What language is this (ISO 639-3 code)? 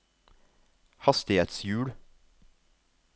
nor